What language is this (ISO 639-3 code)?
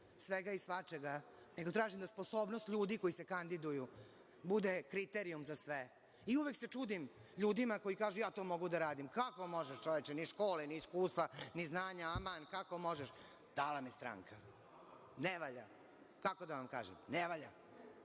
srp